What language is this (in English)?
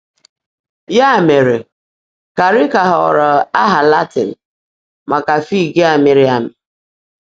Igbo